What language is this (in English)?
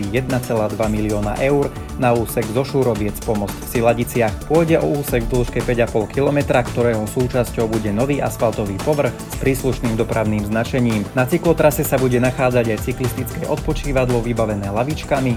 Slovak